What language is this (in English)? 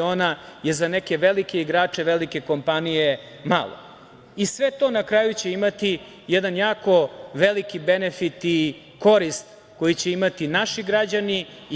Serbian